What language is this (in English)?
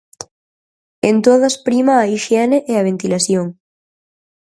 Galician